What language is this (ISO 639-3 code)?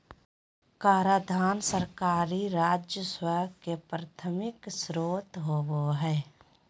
mag